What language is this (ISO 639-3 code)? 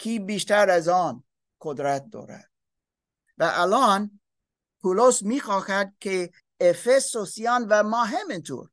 fas